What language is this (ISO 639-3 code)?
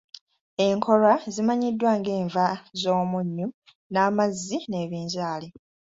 lug